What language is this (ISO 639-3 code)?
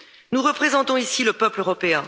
fra